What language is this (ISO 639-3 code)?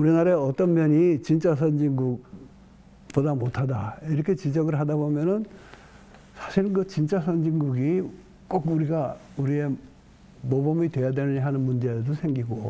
kor